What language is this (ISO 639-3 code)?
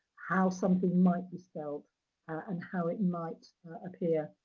eng